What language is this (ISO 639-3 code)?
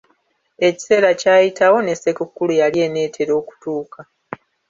lug